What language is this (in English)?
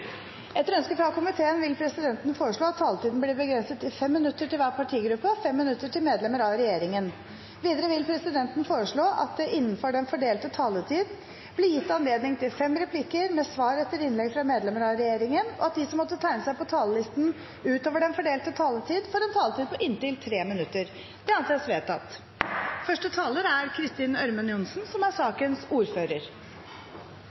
Norwegian Bokmål